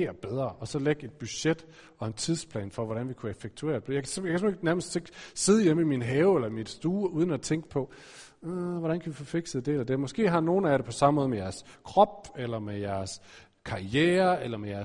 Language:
Danish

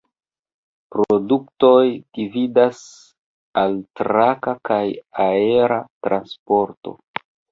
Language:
Esperanto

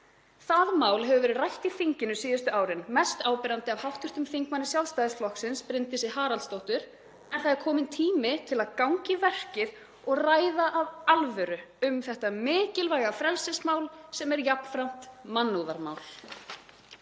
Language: Icelandic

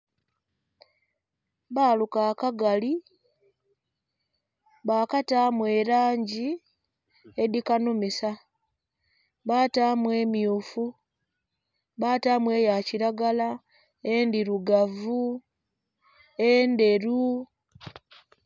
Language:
Soga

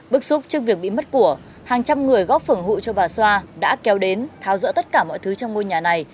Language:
Vietnamese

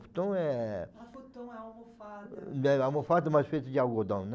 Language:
Portuguese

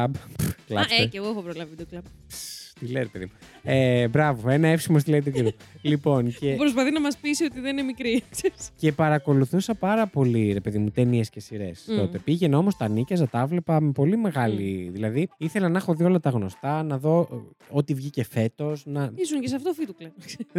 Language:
Greek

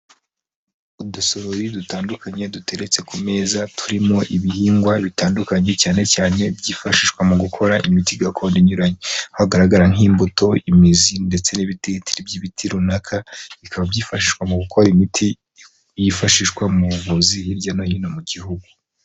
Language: Kinyarwanda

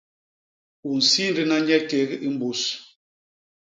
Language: Basaa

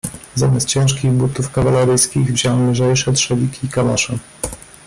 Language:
Polish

